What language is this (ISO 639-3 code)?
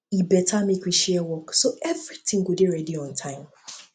pcm